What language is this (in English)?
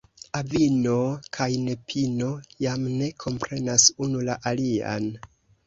Esperanto